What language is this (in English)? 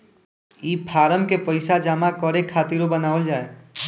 Bhojpuri